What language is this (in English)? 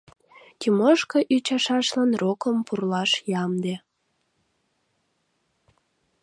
Mari